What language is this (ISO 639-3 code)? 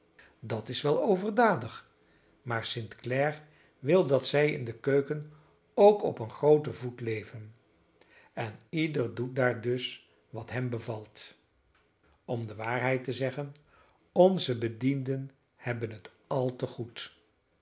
nld